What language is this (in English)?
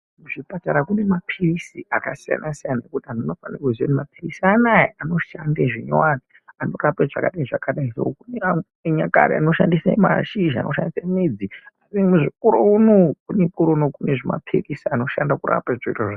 Ndau